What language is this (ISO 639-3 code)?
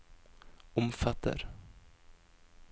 nor